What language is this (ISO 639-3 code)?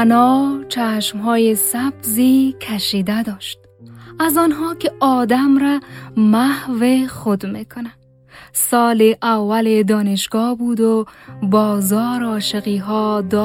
fas